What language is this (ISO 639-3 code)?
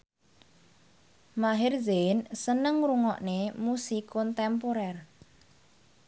jav